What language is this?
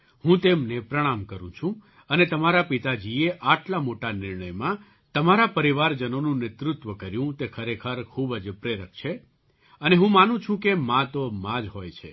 Gujarati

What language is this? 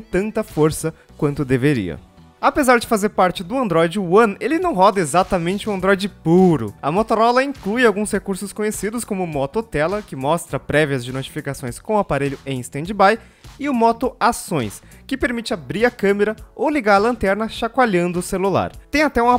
Portuguese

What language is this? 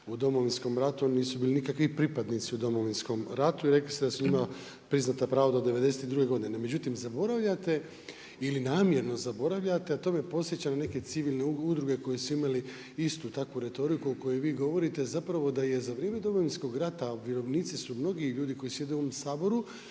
Croatian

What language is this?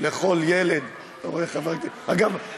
Hebrew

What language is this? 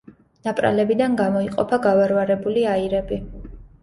Georgian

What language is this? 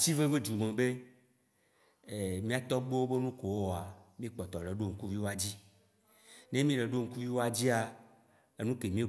Waci Gbe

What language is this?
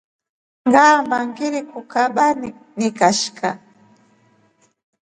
Rombo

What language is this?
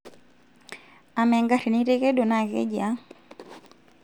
Masai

